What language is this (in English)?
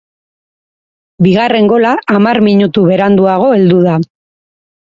Basque